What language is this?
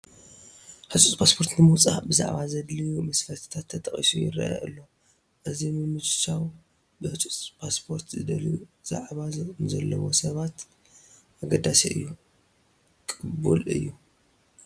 Tigrinya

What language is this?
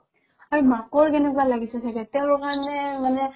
Assamese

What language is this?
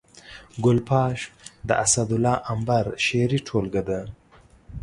Pashto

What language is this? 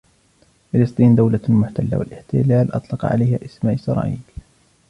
Arabic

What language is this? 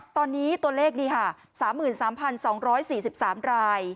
Thai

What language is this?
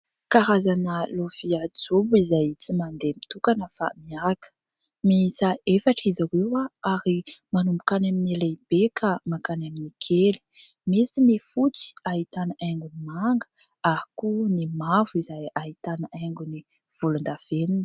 Malagasy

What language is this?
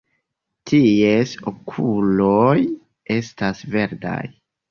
Esperanto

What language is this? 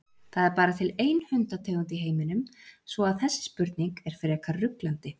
Icelandic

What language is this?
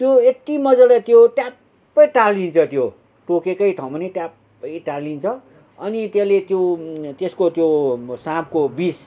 Nepali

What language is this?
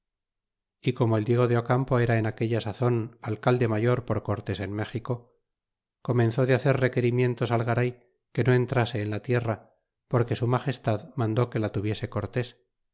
Spanish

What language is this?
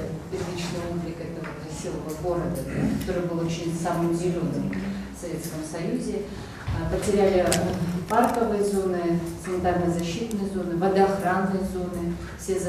Russian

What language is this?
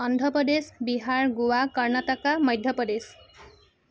Assamese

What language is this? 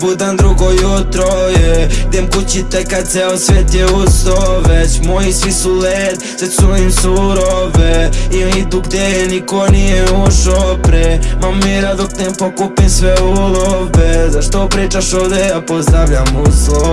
Bosnian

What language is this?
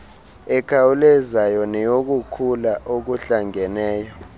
Xhosa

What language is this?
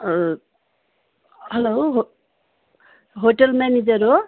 Nepali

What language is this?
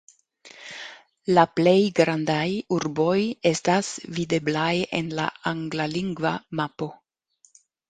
Esperanto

